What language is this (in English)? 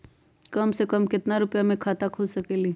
Magahi